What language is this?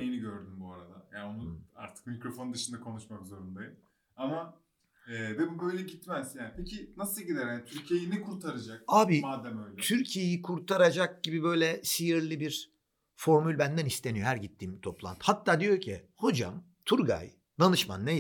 Turkish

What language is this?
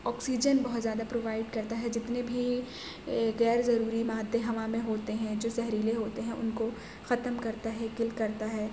Urdu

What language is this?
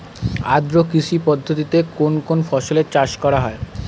Bangla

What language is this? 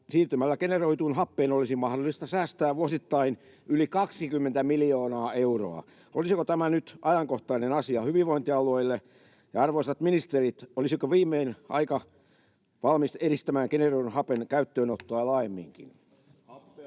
Finnish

